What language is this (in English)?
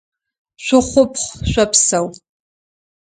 Adyghe